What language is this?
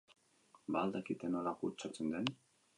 Basque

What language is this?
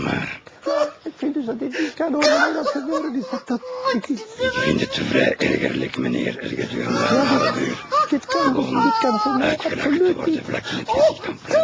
Dutch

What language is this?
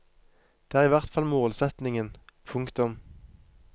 Norwegian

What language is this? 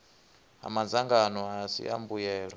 Venda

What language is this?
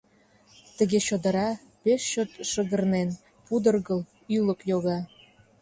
Mari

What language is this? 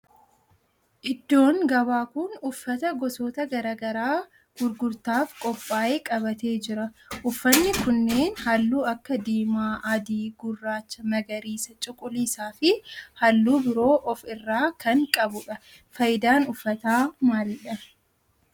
Oromo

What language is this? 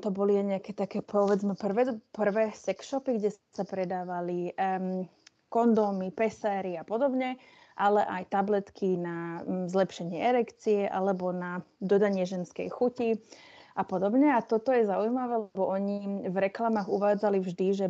Slovak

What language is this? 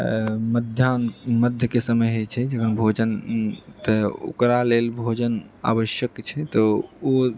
Maithili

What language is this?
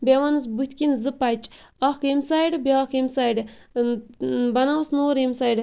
Kashmiri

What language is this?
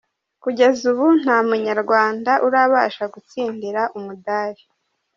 Kinyarwanda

